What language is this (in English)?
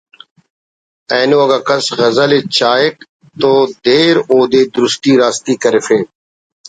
Brahui